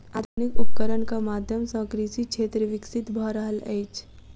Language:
Maithili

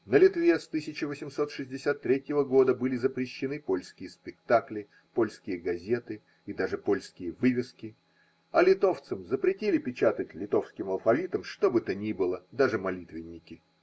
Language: Russian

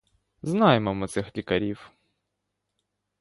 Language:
Ukrainian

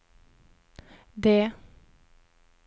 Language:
Norwegian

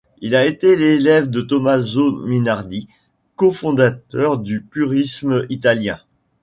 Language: French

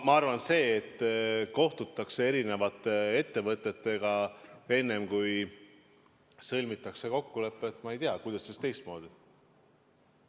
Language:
Estonian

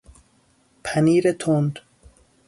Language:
Persian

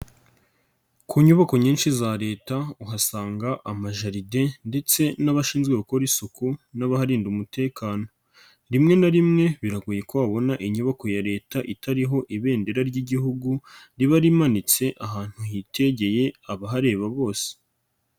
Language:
Kinyarwanda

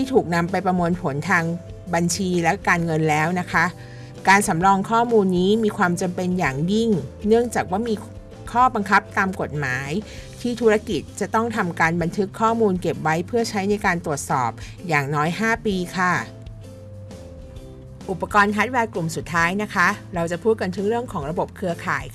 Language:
Thai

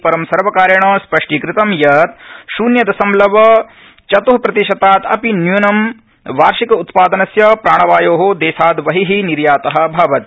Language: Sanskrit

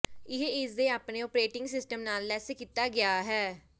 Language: Punjabi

